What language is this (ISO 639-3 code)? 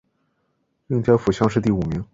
zho